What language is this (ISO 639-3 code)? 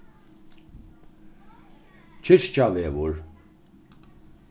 fao